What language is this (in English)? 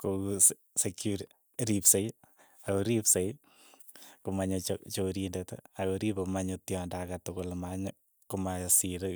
Keiyo